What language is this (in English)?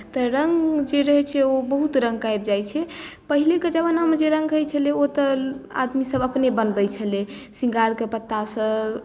Maithili